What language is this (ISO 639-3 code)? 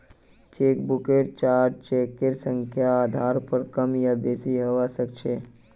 mag